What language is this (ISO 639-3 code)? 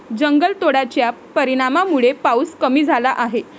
mar